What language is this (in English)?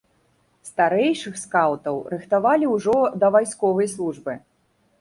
Belarusian